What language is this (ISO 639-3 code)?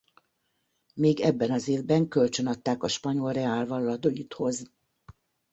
hun